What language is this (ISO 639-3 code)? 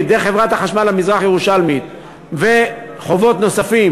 heb